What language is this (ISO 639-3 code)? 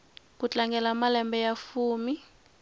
tso